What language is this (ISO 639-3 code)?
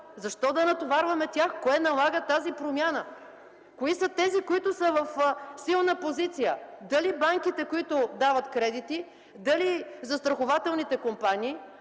bul